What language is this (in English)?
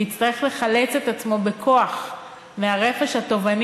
Hebrew